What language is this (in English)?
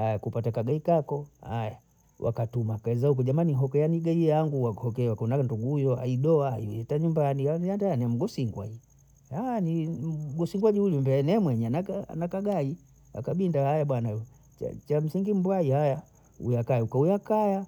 Bondei